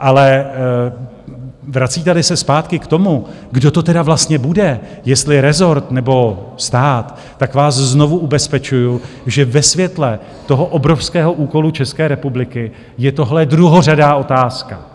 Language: Czech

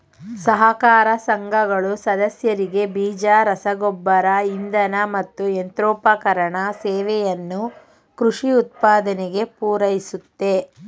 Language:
Kannada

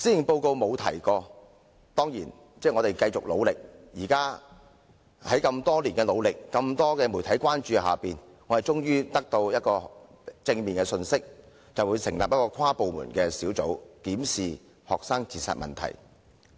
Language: Cantonese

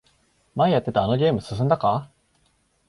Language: Japanese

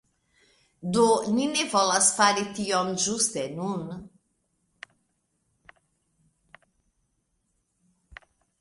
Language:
Esperanto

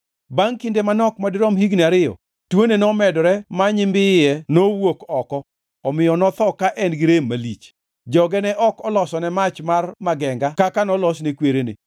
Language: Luo (Kenya and Tanzania)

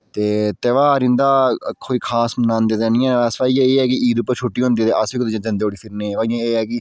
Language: Dogri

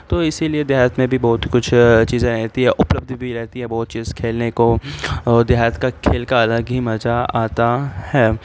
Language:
Urdu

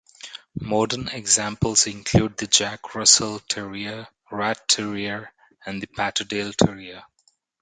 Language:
English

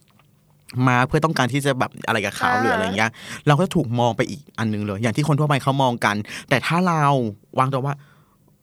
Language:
Thai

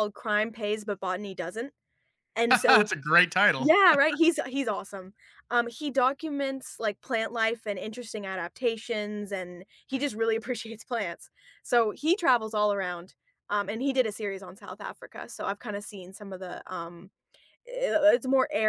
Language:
English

